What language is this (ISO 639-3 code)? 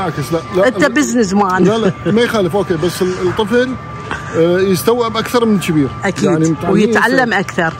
ara